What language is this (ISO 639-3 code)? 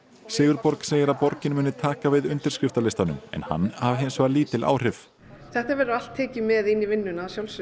isl